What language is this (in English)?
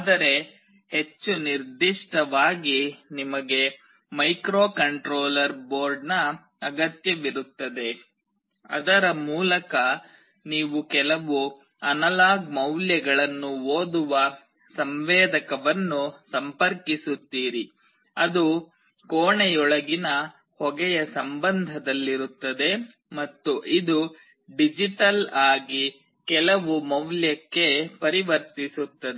Kannada